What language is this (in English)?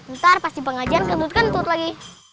Indonesian